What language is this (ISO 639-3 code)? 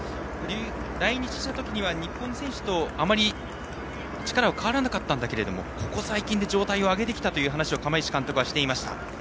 jpn